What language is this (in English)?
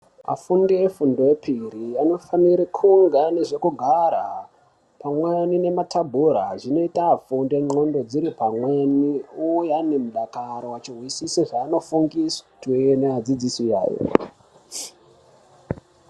Ndau